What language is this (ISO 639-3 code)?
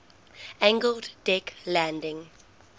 eng